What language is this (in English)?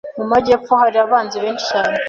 Kinyarwanda